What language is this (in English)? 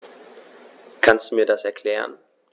German